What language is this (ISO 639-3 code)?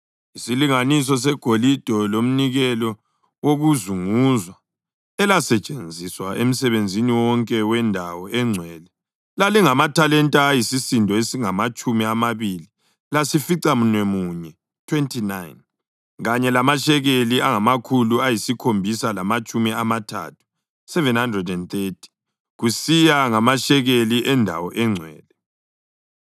nde